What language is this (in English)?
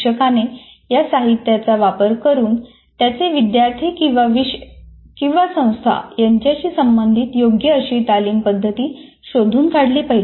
Marathi